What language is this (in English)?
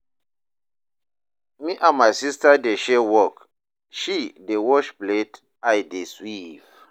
Nigerian Pidgin